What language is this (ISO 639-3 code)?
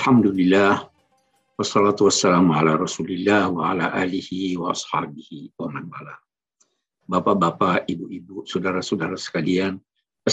ind